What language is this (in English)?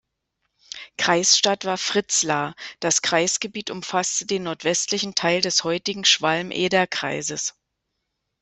German